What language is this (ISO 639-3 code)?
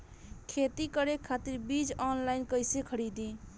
bho